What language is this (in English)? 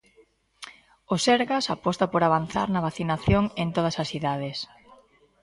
Galician